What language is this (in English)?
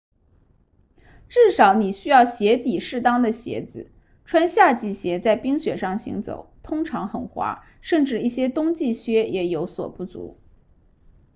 Chinese